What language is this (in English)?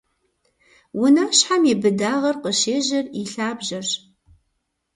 Kabardian